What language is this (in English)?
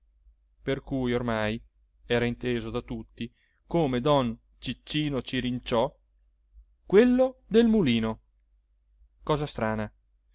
Italian